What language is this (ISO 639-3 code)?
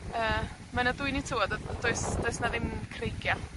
cym